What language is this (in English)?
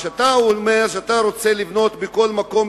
Hebrew